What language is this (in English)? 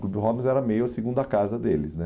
Portuguese